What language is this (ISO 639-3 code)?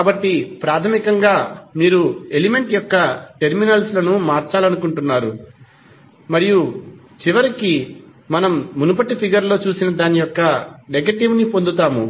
tel